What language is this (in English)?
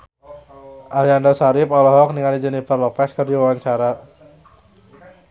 Sundanese